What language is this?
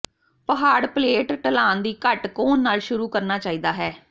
Punjabi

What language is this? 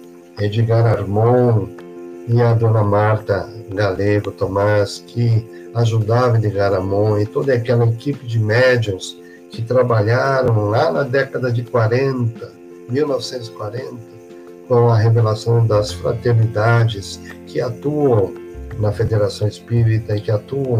Portuguese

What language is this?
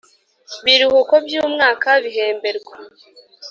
Kinyarwanda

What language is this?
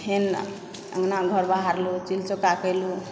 Maithili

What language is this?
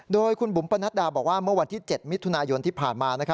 Thai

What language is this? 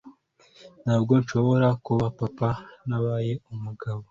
Kinyarwanda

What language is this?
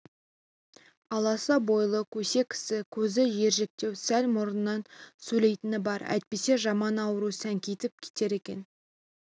Kazakh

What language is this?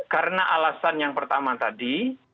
Indonesian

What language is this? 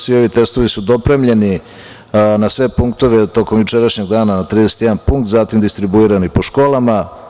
Serbian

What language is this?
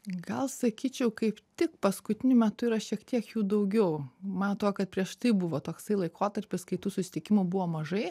Lithuanian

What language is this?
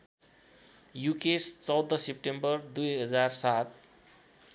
Nepali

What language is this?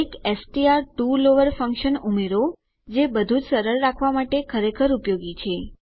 Gujarati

